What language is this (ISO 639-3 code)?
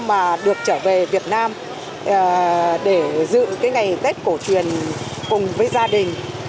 vie